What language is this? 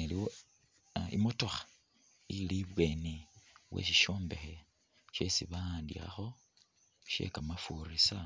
Masaaba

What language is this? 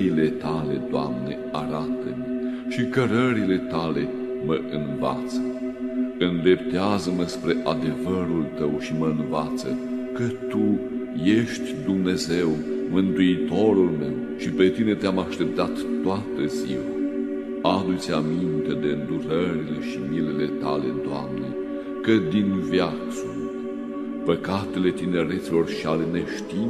Romanian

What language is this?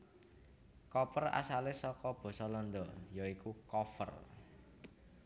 Javanese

